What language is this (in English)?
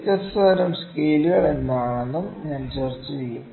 Malayalam